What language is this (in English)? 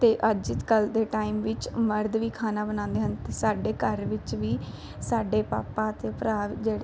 Punjabi